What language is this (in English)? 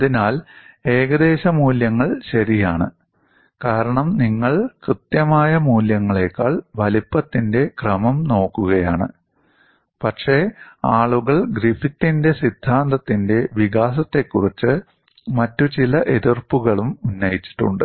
Malayalam